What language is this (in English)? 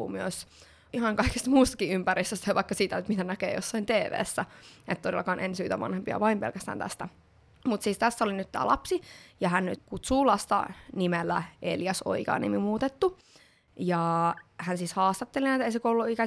Finnish